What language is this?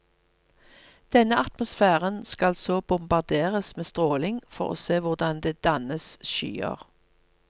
Norwegian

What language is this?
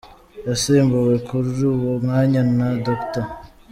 Kinyarwanda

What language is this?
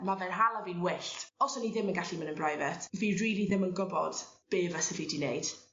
Welsh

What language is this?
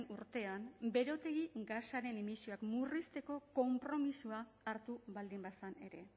Basque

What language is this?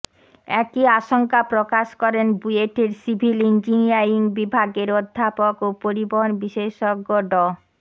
Bangla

